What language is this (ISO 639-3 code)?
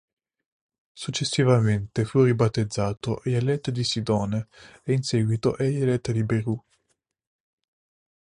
ita